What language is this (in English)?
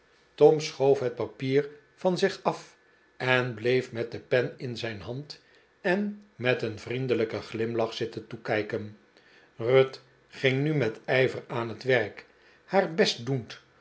Dutch